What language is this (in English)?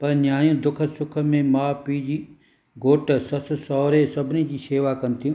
Sindhi